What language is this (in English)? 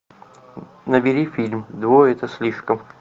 Russian